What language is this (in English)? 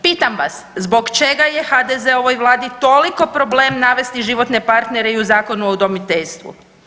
Croatian